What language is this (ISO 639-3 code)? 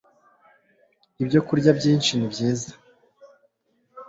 kin